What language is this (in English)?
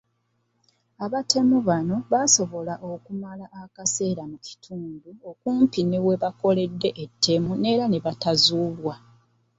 Ganda